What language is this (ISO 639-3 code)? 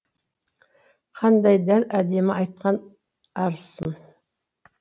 kaz